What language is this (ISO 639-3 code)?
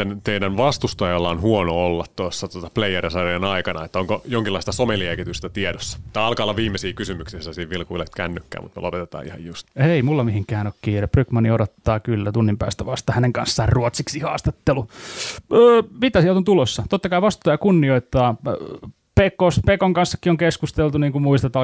fin